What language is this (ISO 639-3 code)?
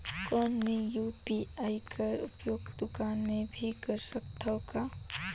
hne